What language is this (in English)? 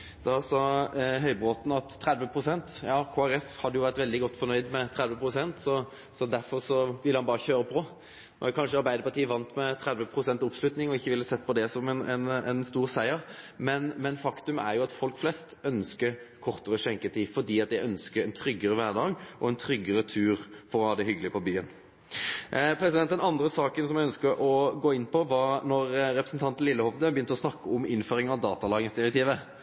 Norwegian Nynorsk